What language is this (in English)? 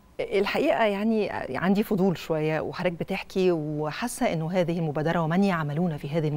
Arabic